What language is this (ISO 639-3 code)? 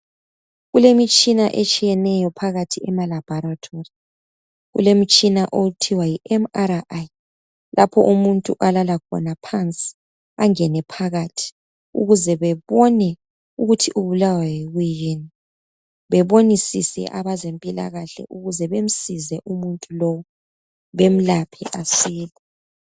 nde